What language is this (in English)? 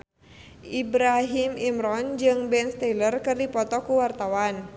Sundanese